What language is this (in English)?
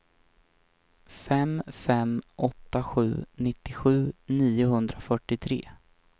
Swedish